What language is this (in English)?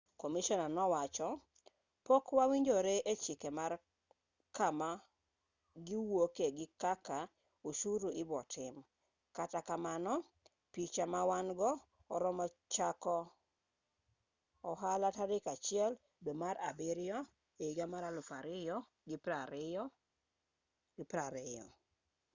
Luo (Kenya and Tanzania)